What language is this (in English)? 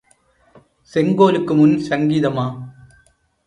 Tamil